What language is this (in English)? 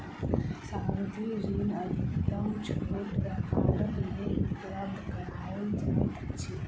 Maithili